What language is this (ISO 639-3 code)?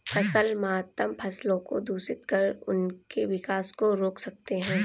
hin